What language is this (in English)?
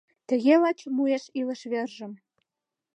Mari